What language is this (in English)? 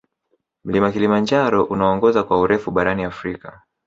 Swahili